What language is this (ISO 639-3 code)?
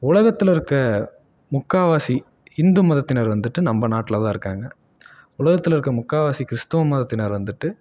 tam